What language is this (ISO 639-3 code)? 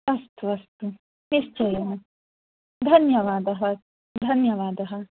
san